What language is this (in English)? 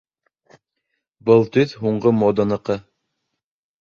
Bashkir